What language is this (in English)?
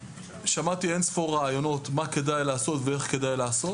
Hebrew